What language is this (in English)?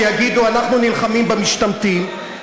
Hebrew